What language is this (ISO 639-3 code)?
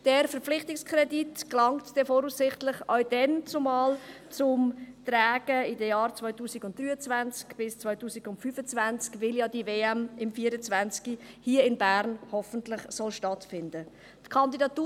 gsw